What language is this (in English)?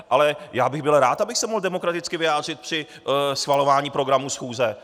Czech